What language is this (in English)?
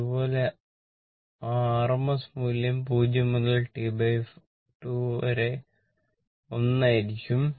Malayalam